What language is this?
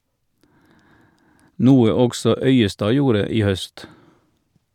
Norwegian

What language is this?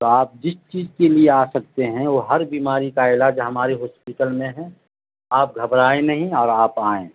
Urdu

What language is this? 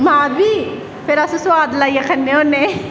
Dogri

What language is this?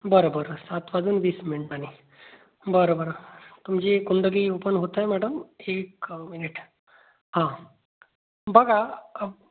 Marathi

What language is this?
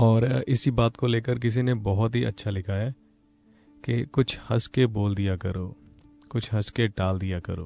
Hindi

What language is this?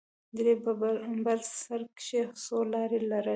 Pashto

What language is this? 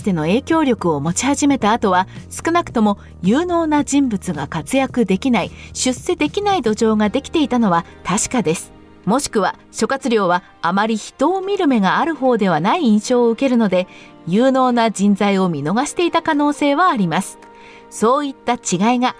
Japanese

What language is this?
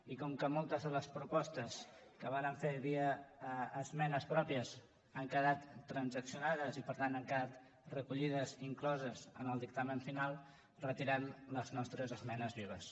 Catalan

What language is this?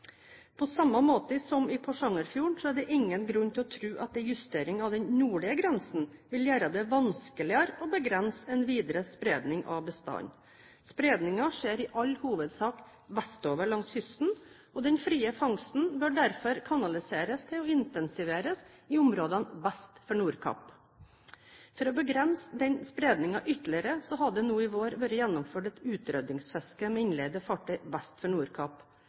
Norwegian Bokmål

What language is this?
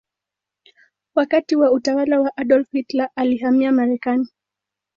Swahili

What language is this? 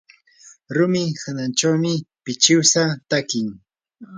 Yanahuanca Pasco Quechua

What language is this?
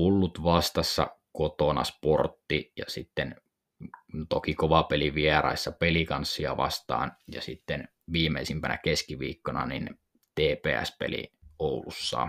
Finnish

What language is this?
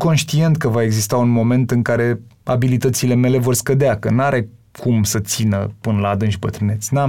Romanian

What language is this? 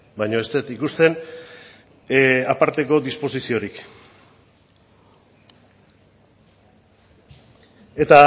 Basque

